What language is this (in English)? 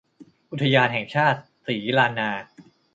Thai